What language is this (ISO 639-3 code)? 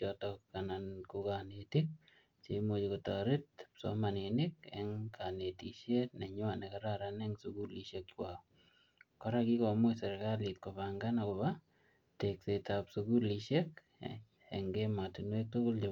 kln